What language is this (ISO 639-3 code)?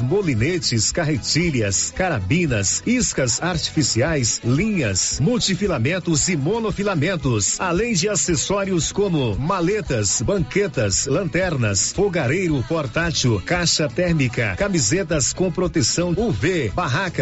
por